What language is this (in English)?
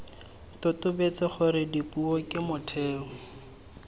Tswana